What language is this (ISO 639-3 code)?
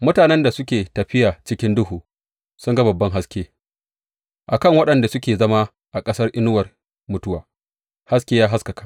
hau